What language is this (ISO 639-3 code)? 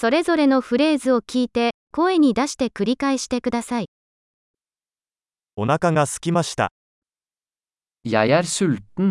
jpn